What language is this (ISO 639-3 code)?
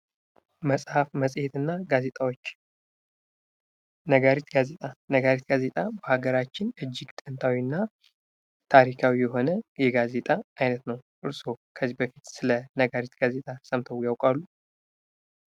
amh